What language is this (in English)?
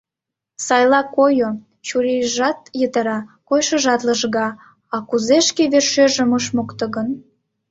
Mari